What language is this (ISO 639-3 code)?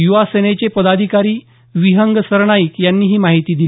mar